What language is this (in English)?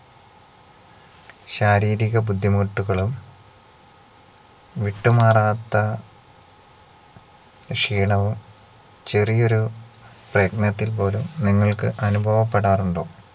Malayalam